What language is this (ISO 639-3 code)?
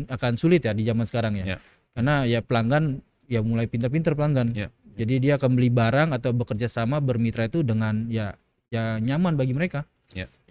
ind